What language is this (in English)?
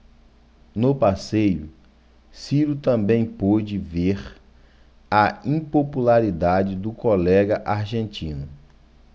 Portuguese